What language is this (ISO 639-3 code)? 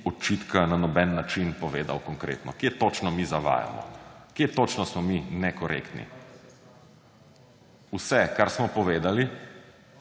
slv